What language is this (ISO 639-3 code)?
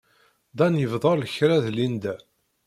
kab